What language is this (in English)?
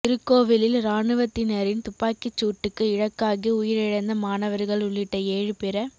Tamil